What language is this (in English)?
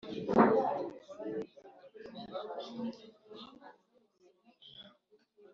Kinyarwanda